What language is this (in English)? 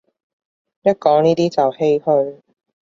Cantonese